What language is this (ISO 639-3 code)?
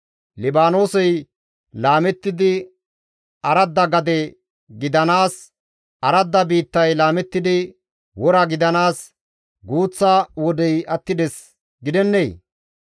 gmv